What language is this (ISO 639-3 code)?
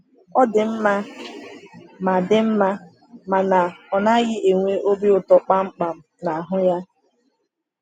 ibo